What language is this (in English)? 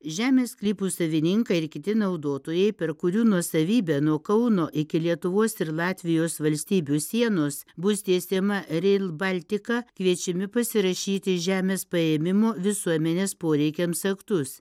Lithuanian